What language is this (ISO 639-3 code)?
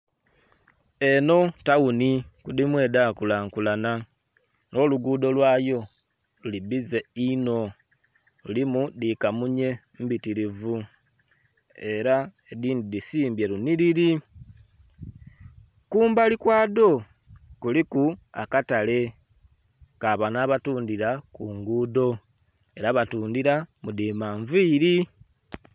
xog